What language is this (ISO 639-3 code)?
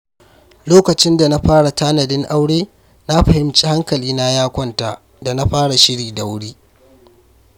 hau